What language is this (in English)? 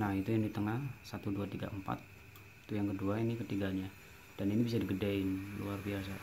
Indonesian